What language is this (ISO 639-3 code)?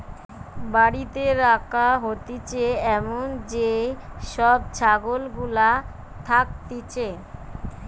ben